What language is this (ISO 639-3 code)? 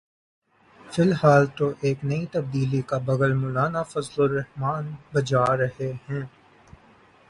urd